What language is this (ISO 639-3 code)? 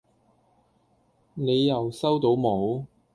yue